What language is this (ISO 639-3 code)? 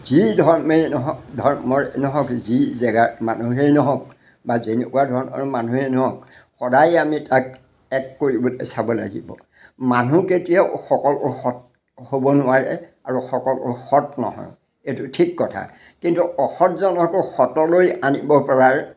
asm